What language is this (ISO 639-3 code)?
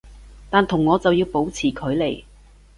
yue